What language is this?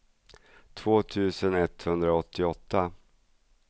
Swedish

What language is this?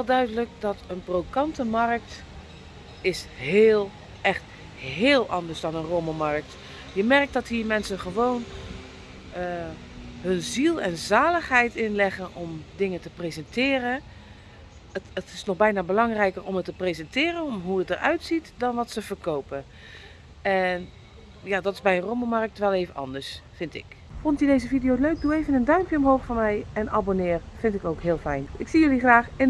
Dutch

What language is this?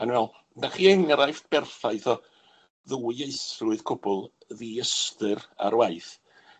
Welsh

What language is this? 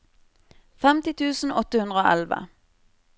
Norwegian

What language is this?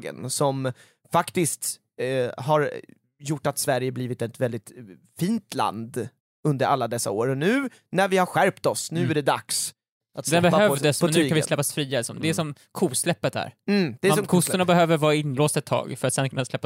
Swedish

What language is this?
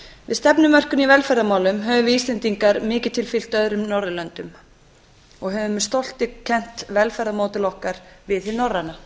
Icelandic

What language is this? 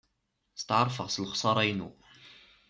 Kabyle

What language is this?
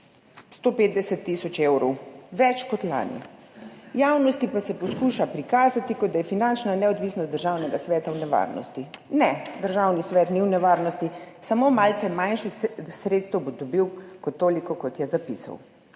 Slovenian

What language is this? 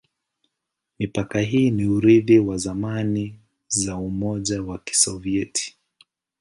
Swahili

